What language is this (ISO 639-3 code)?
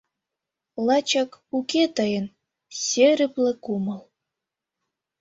chm